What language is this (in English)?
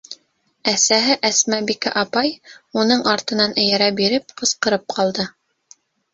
Bashkir